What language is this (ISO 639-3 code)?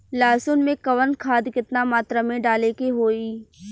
bho